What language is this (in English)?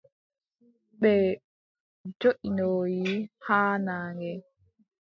Adamawa Fulfulde